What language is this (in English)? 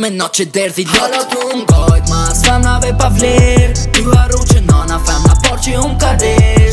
Romanian